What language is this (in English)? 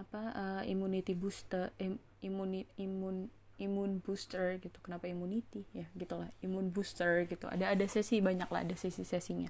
Indonesian